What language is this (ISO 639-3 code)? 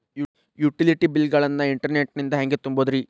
kan